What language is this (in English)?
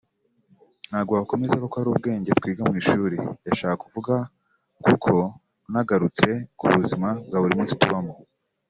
Kinyarwanda